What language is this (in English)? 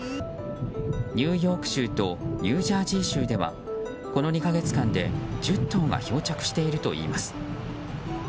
Japanese